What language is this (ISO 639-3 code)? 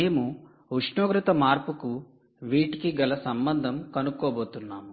tel